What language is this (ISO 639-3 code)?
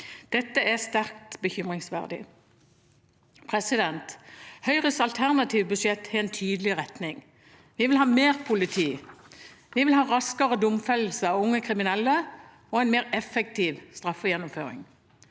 nor